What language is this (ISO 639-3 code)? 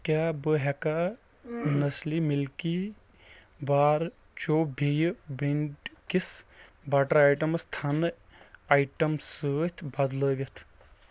kas